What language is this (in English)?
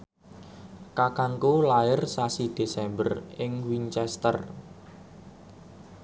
Javanese